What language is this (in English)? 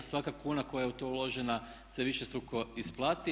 Croatian